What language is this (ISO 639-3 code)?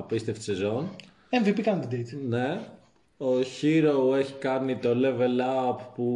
ell